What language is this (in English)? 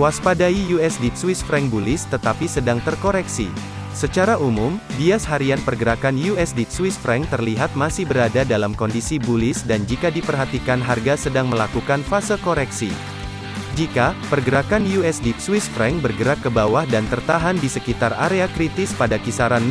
Indonesian